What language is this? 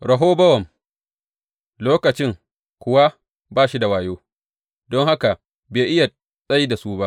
Hausa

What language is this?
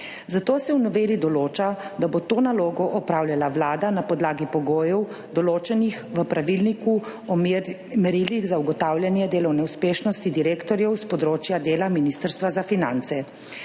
Slovenian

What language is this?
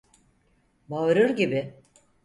Turkish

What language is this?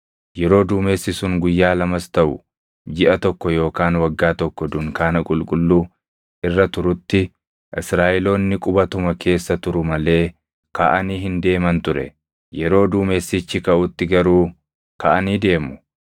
Oromo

